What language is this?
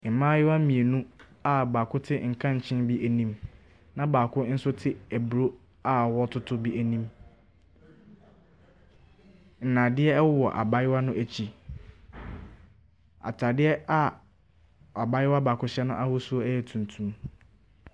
Akan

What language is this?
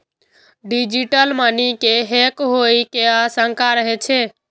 Maithili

